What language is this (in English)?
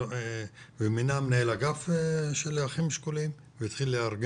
Hebrew